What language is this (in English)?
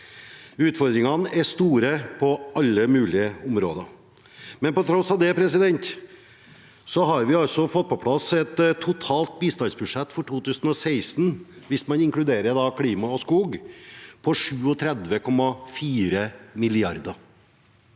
Norwegian